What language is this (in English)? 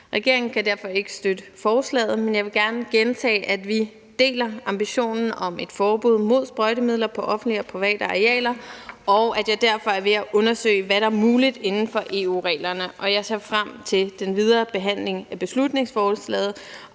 Danish